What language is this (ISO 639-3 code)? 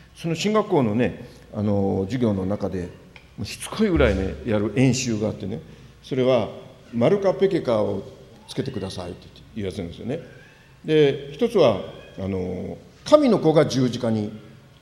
jpn